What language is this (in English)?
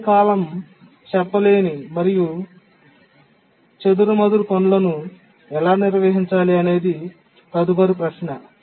Telugu